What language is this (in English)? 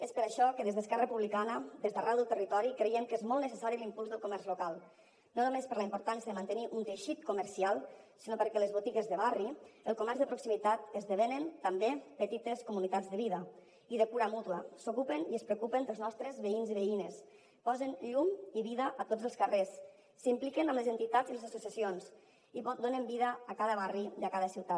Catalan